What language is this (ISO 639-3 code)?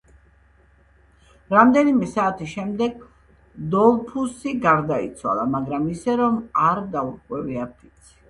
kat